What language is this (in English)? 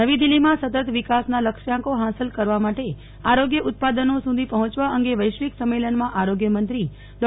Gujarati